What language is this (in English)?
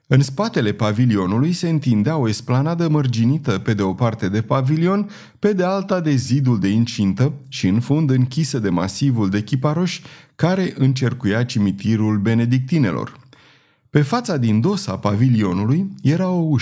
Romanian